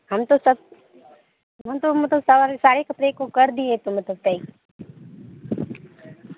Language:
Urdu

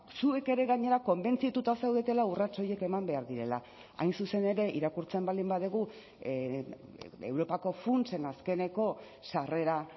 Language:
Basque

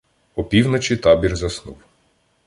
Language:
Ukrainian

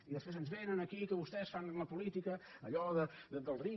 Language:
Catalan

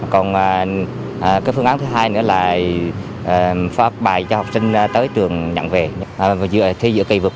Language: Vietnamese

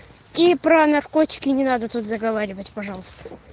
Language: Russian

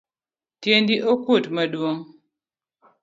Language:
Luo (Kenya and Tanzania)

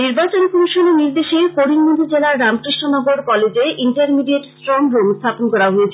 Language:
Bangla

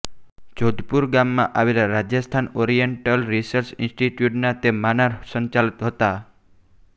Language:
Gujarati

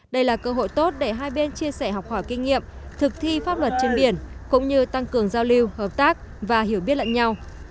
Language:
Vietnamese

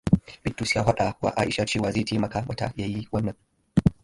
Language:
Hausa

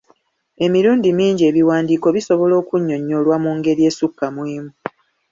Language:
Ganda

